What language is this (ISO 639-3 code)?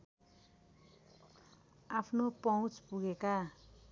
nep